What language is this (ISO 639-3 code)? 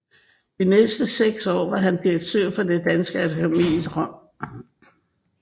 dan